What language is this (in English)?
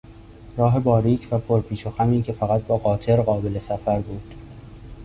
Persian